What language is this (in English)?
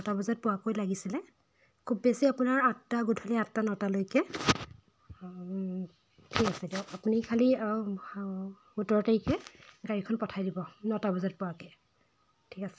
Assamese